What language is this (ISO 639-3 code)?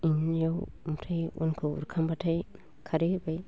brx